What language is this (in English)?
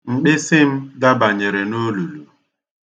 Igbo